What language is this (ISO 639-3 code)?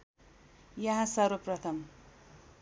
nep